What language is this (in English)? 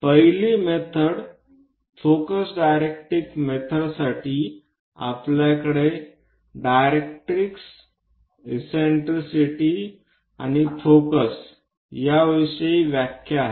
Marathi